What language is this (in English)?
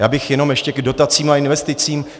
Czech